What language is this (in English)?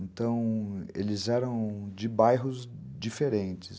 Portuguese